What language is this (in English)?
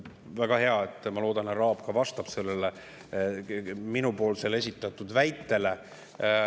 Estonian